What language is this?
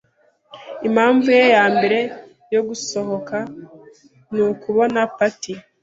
Kinyarwanda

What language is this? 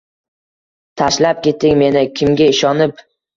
Uzbek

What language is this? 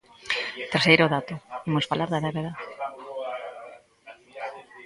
Galician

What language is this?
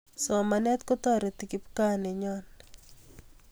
Kalenjin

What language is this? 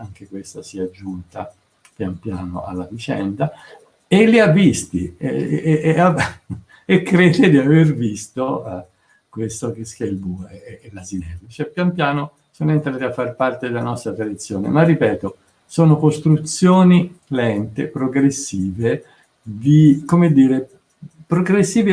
Italian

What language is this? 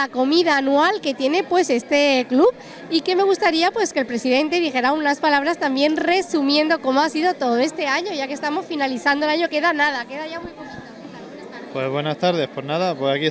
Spanish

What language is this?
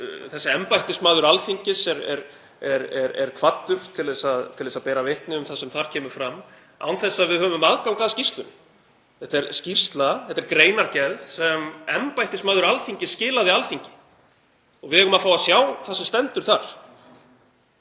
Icelandic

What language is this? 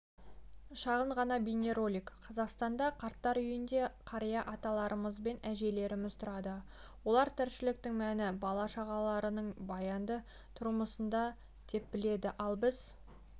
Kazakh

